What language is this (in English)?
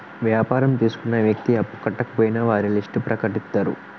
Telugu